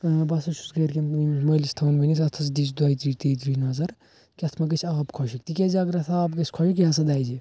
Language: Kashmiri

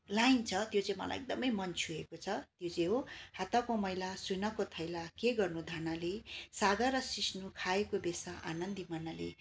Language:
Nepali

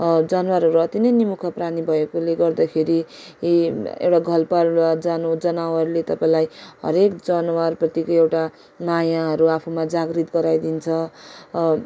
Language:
Nepali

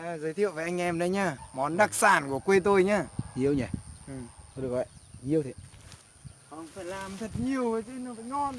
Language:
Vietnamese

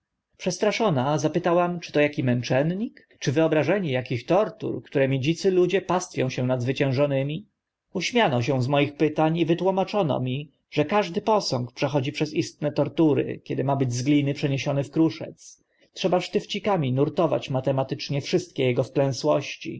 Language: Polish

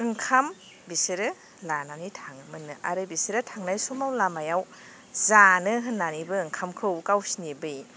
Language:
Bodo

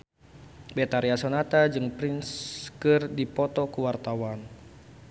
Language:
Sundanese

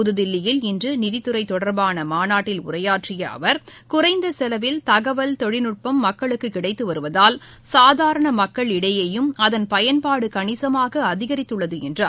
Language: Tamil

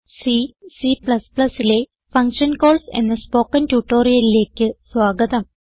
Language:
Malayalam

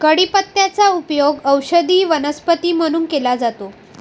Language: Marathi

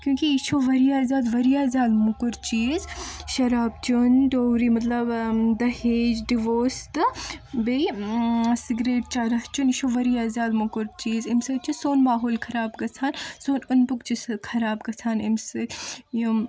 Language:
Kashmiri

